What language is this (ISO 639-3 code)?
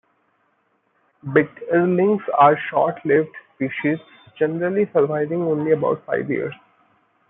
eng